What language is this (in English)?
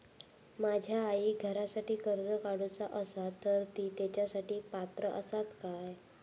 Marathi